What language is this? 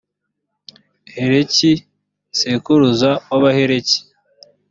Kinyarwanda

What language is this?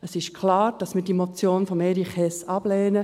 Swiss German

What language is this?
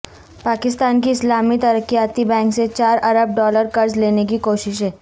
Urdu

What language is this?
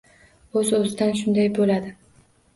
Uzbek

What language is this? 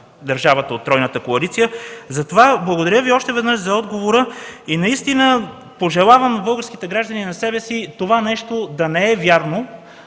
Bulgarian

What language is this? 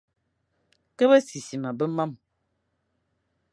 Fang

